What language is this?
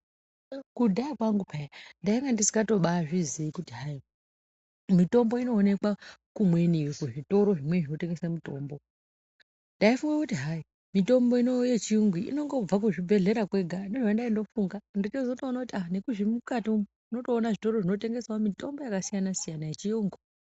Ndau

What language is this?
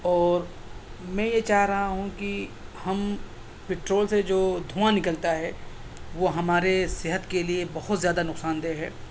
Urdu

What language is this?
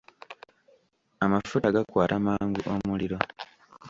Ganda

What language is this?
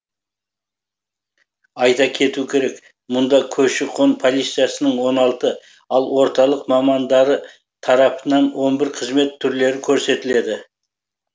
Kazakh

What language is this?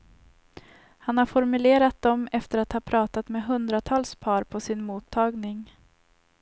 Swedish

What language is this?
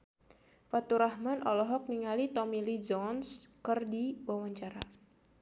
Sundanese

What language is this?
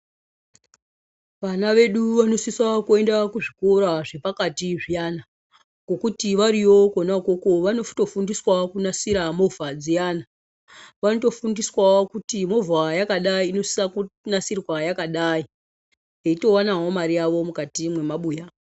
Ndau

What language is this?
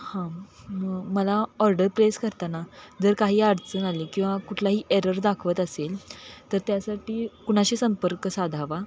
Marathi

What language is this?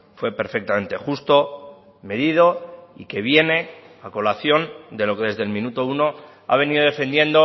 Spanish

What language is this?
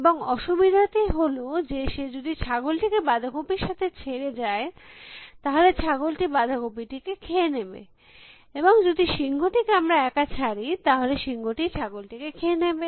Bangla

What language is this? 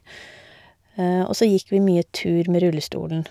Norwegian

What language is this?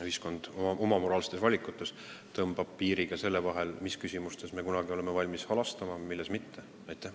Estonian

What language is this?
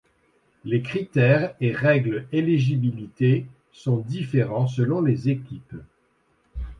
French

